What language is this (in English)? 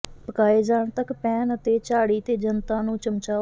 Punjabi